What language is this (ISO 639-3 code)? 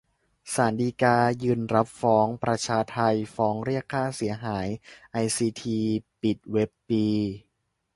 tha